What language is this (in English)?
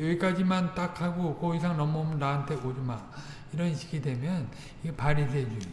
Korean